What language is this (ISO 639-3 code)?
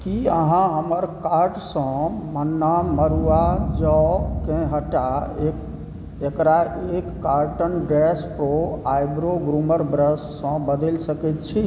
mai